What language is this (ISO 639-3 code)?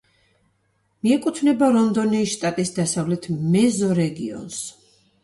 kat